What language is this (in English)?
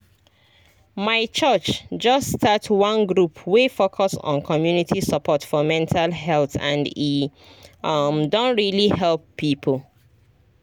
Nigerian Pidgin